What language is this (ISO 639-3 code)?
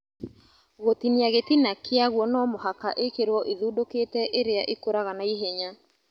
kik